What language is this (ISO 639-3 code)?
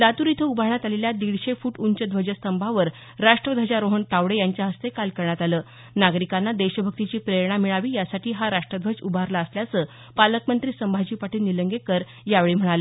mar